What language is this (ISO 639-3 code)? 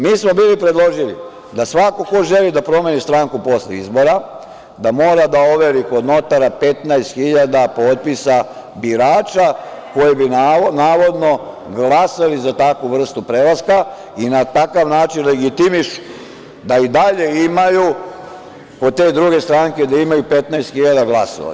srp